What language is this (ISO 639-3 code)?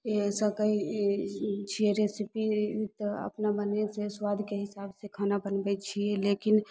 mai